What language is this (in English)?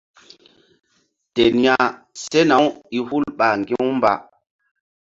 Mbum